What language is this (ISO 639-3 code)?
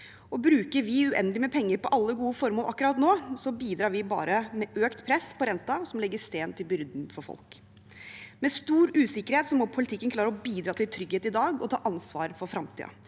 nor